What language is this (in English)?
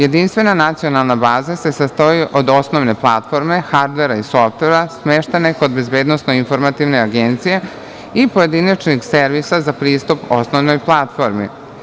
Serbian